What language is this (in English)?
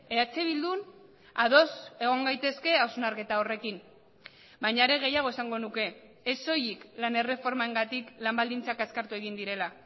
Basque